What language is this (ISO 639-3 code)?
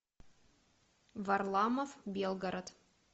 rus